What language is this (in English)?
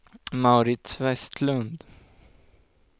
Swedish